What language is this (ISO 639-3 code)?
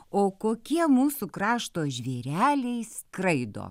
lit